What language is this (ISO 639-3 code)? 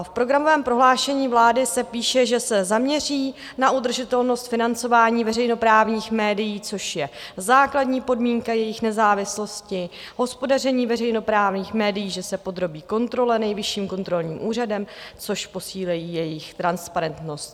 ces